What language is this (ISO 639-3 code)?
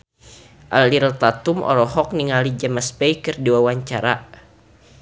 sun